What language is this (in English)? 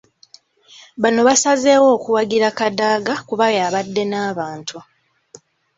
Ganda